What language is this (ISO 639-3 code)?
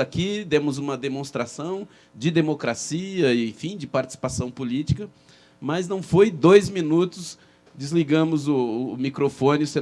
por